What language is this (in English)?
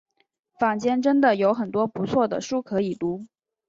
Chinese